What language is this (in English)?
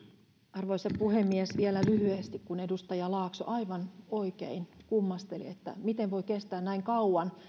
Finnish